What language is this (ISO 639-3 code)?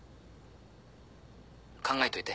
jpn